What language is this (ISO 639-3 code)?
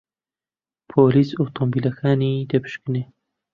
ckb